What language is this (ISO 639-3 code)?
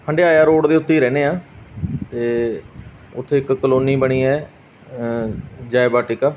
pan